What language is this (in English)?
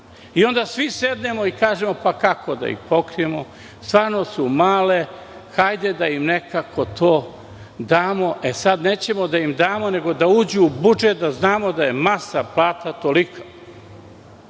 Serbian